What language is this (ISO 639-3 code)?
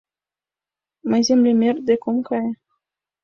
chm